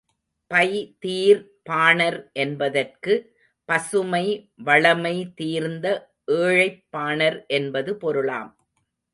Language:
Tamil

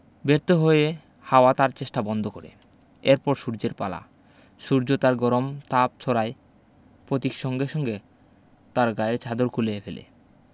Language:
Bangla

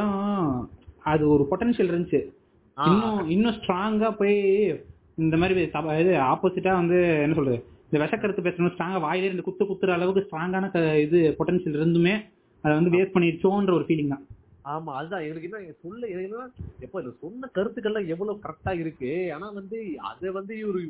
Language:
Tamil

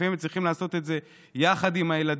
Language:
Hebrew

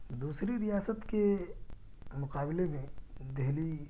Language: Urdu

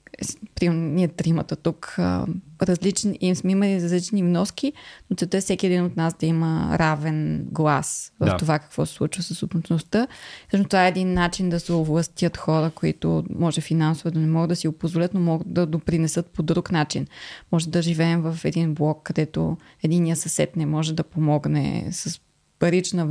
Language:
Bulgarian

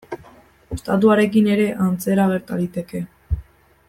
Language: Basque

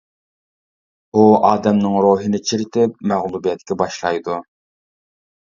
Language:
Uyghur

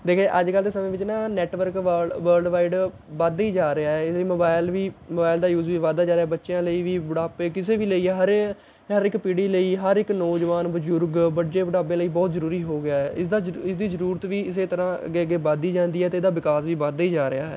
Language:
Punjabi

